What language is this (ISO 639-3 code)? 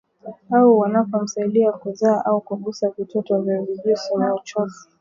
swa